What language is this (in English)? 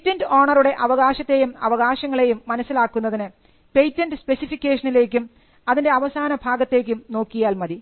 Malayalam